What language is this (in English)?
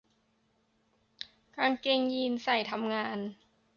Thai